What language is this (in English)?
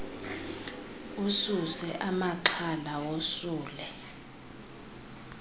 Xhosa